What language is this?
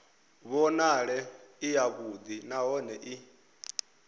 Venda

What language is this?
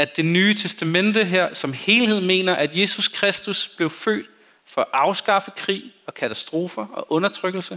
Danish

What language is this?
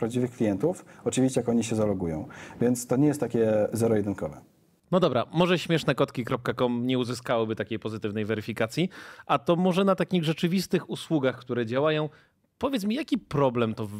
Polish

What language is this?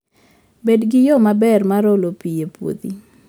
Luo (Kenya and Tanzania)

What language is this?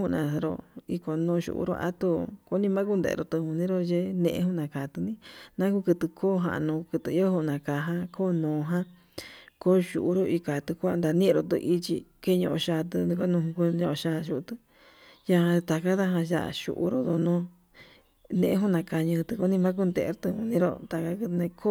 Yutanduchi Mixtec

